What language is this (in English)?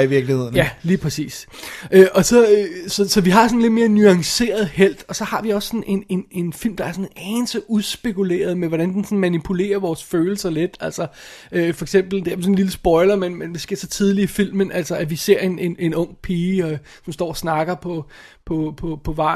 Danish